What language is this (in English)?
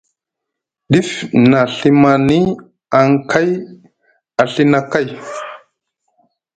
Musgu